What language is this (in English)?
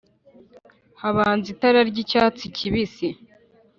Kinyarwanda